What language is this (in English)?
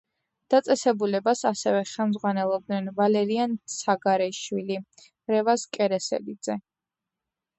Georgian